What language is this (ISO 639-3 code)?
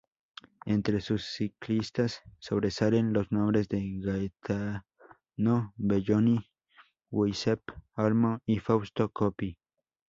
spa